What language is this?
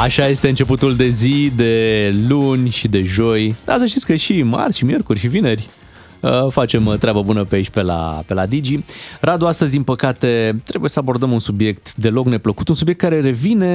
Romanian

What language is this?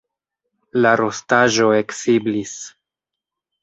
Esperanto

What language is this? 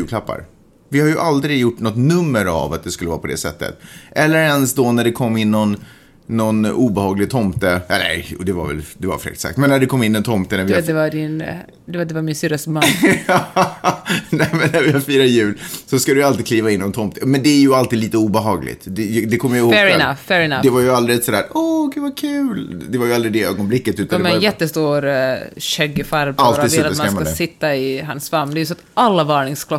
Swedish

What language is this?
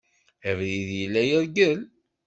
Kabyle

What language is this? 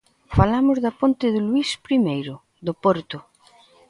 Galician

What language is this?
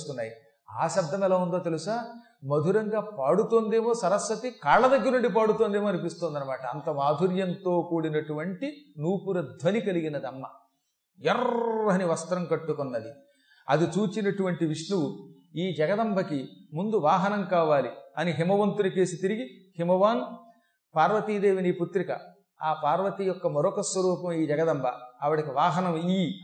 Telugu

